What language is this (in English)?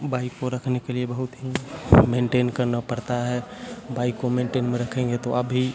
Hindi